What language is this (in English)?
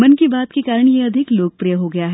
Hindi